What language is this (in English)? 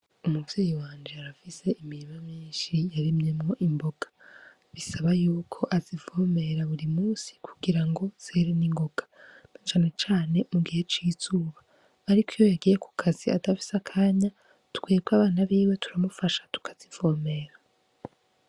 Rundi